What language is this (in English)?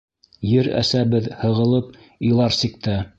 Bashkir